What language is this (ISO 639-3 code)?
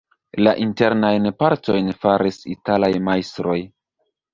epo